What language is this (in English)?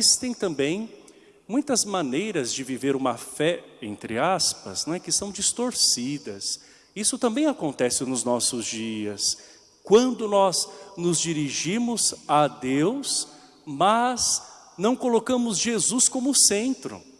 Portuguese